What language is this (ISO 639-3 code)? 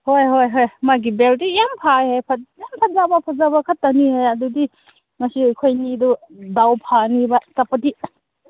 mni